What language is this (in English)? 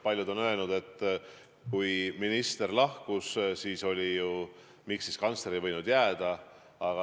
Estonian